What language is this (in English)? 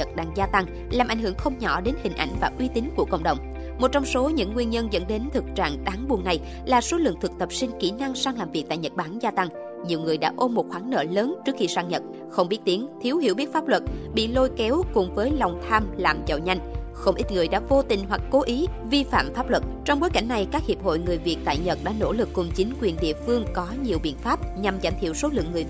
Vietnamese